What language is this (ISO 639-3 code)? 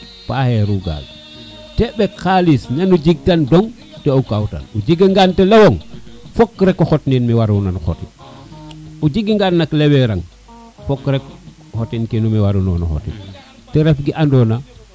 srr